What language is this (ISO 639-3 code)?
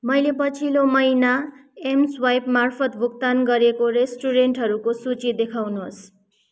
nep